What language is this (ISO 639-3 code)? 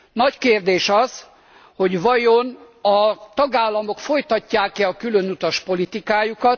hun